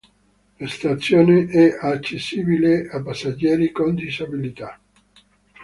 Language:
Italian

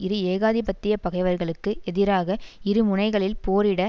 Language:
Tamil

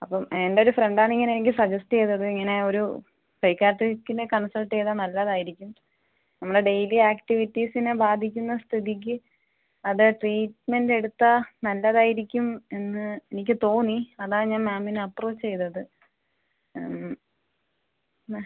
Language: Malayalam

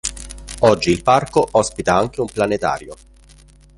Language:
Italian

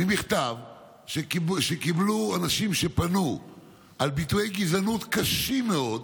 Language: Hebrew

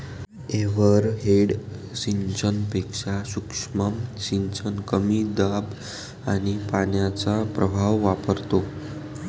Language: Marathi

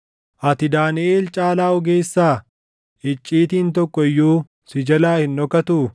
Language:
Oromo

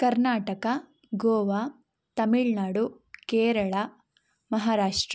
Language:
Kannada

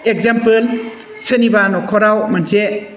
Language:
Bodo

